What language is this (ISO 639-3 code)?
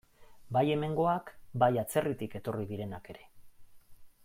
eus